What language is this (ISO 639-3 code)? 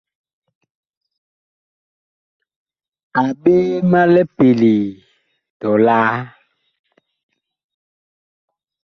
bkh